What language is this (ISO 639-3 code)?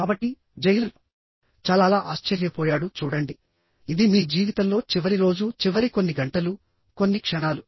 tel